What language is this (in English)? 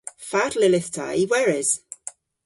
Cornish